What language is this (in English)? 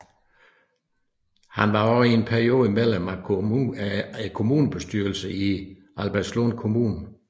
Danish